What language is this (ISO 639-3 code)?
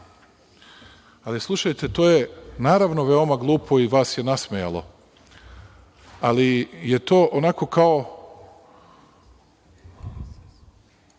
srp